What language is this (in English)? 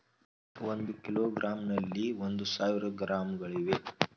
Kannada